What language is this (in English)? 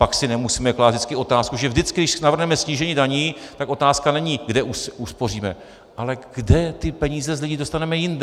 Czech